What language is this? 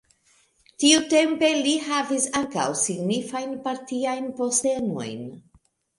Esperanto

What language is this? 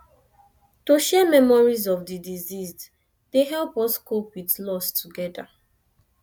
Nigerian Pidgin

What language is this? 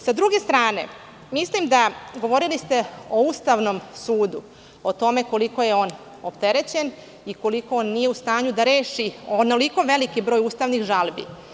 Serbian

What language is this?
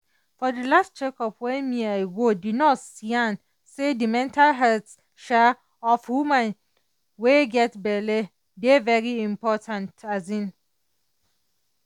Nigerian Pidgin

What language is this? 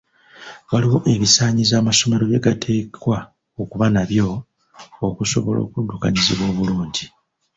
Ganda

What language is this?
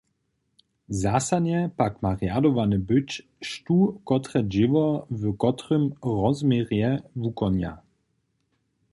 Upper Sorbian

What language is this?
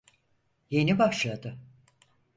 Turkish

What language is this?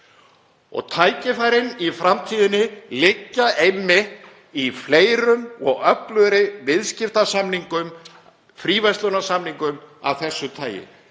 Icelandic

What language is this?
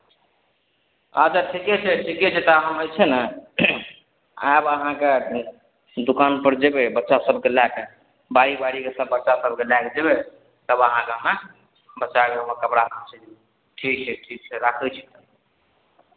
Maithili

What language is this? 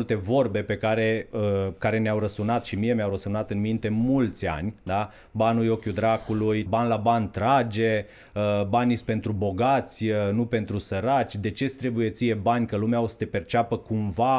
Romanian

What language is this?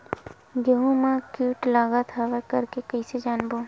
Chhattisgarhi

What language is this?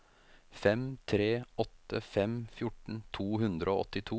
Norwegian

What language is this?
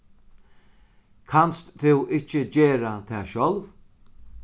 Faroese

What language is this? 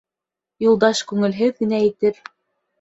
Bashkir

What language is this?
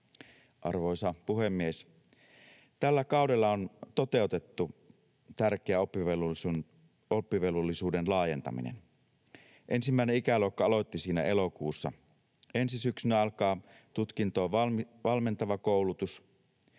Finnish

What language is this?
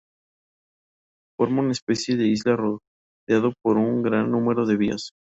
Spanish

